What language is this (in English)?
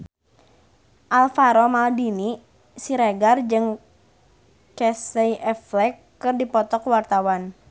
Sundanese